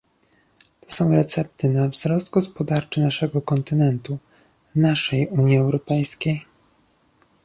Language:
Polish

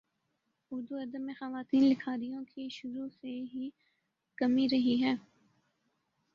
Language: Urdu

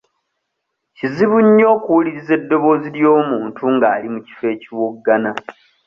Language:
Ganda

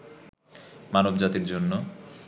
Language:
Bangla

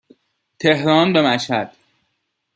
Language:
Persian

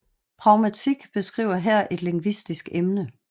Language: Danish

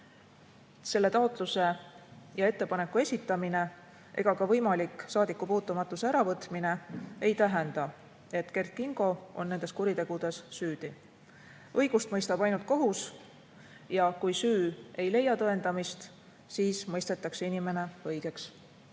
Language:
Estonian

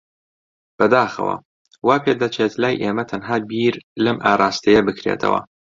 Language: Central Kurdish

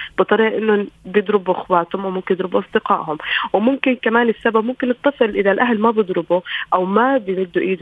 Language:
Arabic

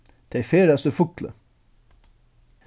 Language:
Faroese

